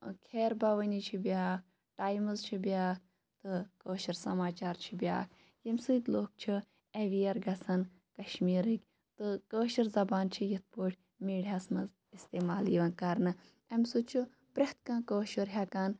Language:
Kashmiri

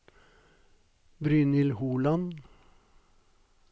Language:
Norwegian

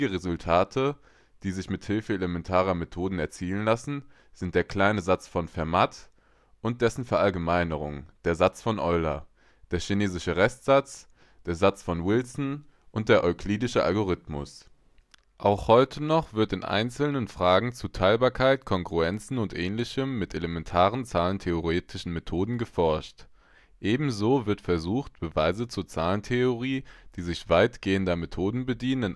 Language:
German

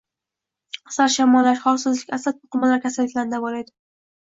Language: Uzbek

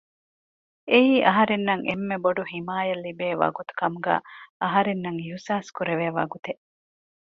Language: Divehi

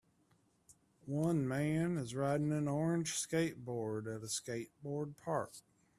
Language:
English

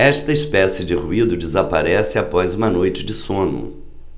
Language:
Portuguese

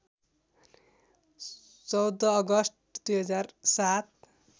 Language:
Nepali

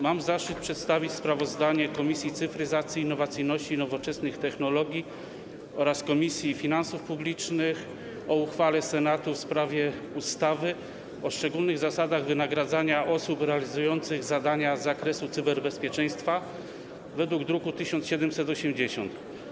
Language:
Polish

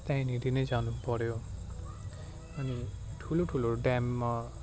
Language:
Nepali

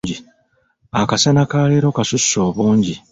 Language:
Ganda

